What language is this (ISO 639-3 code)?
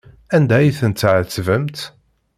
kab